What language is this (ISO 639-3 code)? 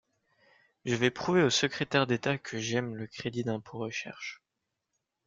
fra